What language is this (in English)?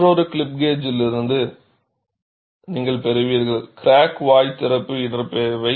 Tamil